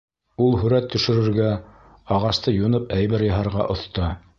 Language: Bashkir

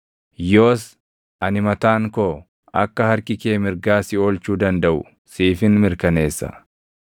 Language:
Oromo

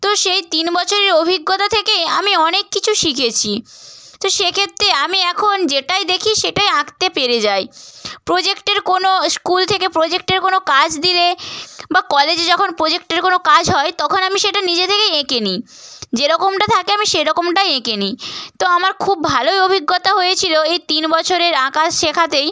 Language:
Bangla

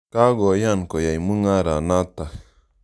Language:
Kalenjin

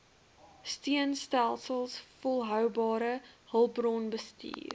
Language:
Afrikaans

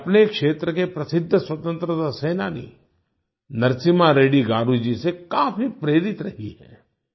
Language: Hindi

